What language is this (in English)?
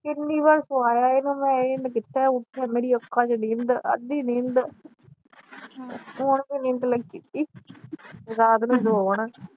Punjabi